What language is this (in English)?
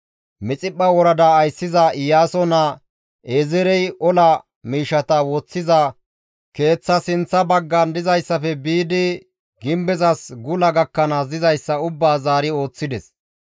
Gamo